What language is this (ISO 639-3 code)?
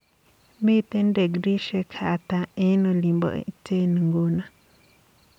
kln